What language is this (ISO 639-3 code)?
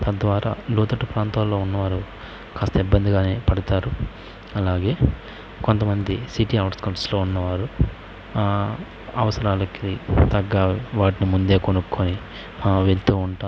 tel